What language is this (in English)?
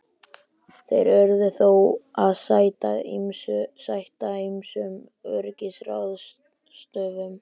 Icelandic